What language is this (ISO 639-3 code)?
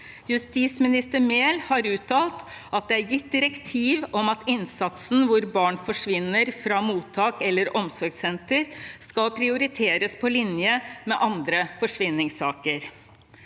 nor